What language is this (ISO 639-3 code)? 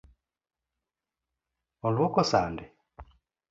luo